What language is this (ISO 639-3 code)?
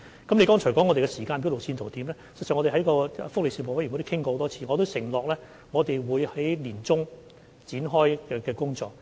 yue